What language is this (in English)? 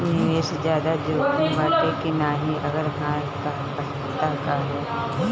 Bhojpuri